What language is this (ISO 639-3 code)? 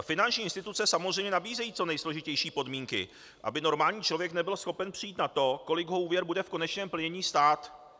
ces